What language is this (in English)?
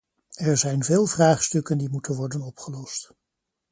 Dutch